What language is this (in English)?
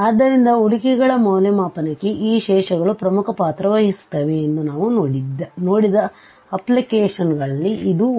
Kannada